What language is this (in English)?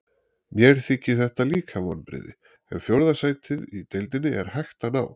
Icelandic